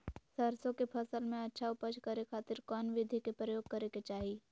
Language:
Magahi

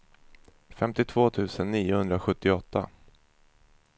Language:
Swedish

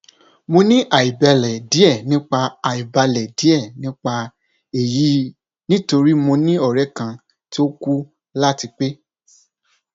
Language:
Yoruba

